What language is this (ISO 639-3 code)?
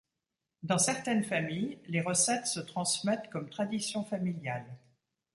fra